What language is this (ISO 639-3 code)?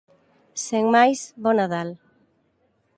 glg